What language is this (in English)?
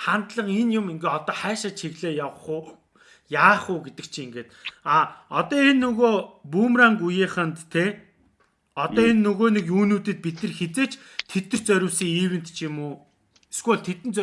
Turkish